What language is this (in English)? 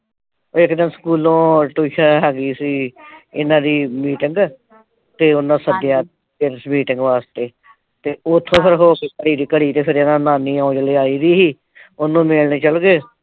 Punjabi